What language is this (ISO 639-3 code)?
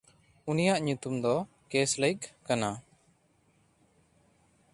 sat